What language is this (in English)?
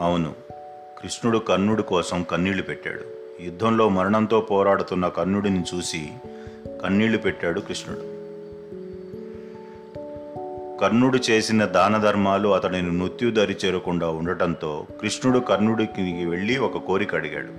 Telugu